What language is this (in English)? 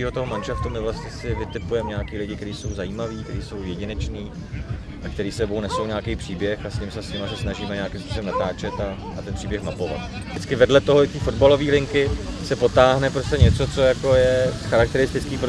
Czech